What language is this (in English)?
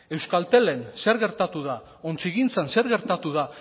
Basque